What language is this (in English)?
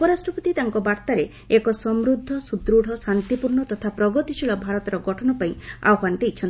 Odia